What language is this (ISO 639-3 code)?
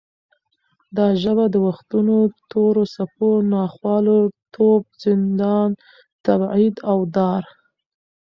pus